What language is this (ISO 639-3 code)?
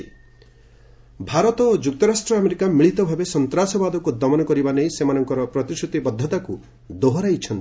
ori